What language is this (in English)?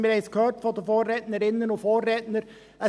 Swiss German